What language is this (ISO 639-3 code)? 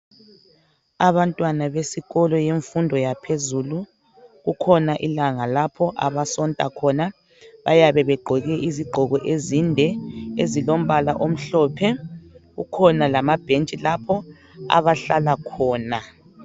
nde